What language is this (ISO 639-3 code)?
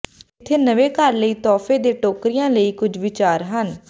pan